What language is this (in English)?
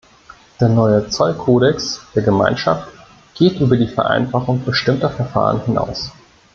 German